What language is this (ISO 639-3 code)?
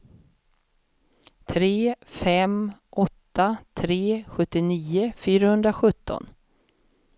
swe